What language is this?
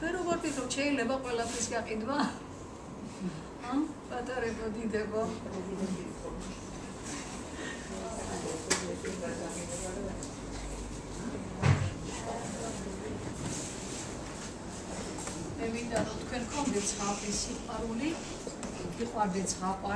Romanian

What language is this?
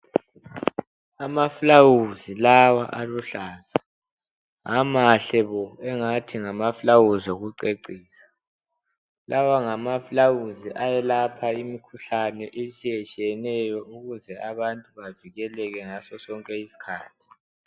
North Ndebele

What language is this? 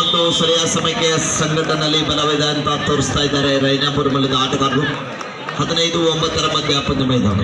Thai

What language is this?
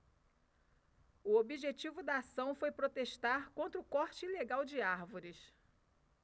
Portuguese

